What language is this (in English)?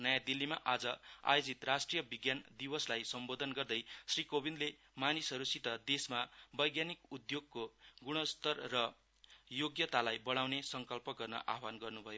Nepali